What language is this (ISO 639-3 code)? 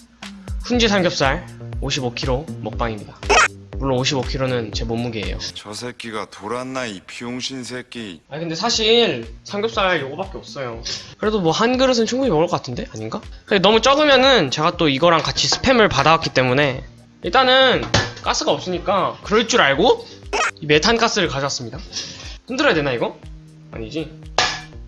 kor